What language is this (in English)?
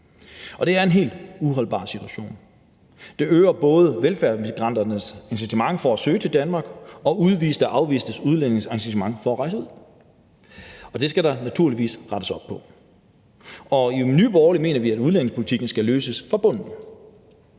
Danish